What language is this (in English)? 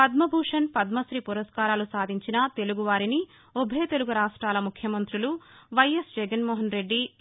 Telugu